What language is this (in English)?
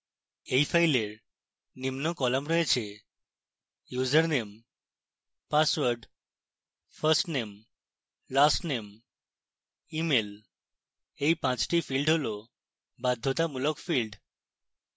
Bangla